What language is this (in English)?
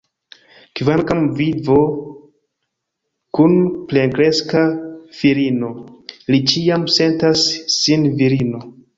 Esperanto